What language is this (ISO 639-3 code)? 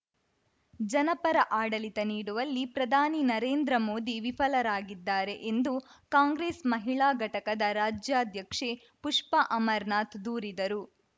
kan